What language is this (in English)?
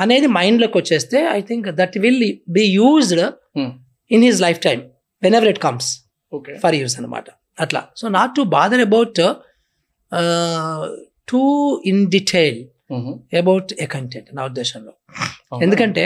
Telugu